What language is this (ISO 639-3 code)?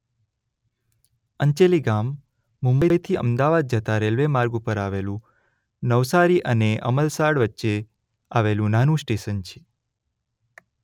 guj